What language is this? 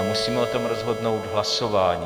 Czech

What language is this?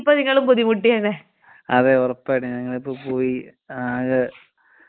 Malayalam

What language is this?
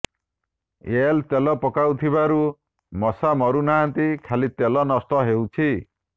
Odia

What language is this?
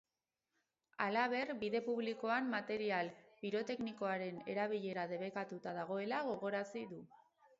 Basque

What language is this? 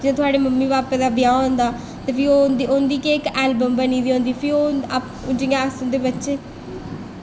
Dogri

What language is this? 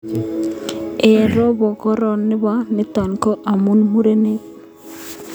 Kalenjin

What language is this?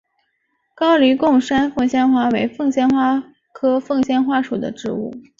Chinese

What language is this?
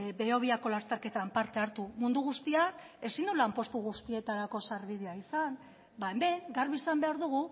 Basque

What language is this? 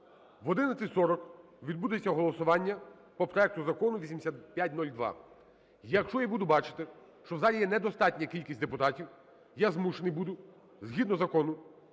Ukrainian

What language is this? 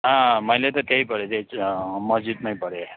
Nepali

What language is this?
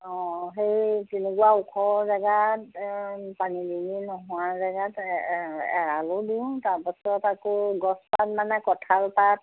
Assamese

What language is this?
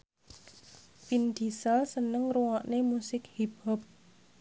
Javanese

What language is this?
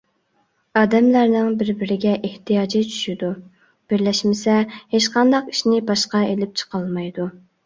Uyghur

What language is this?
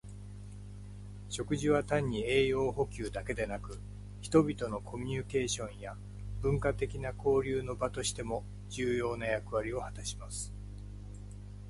Japanese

